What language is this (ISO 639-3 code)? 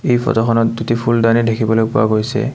asm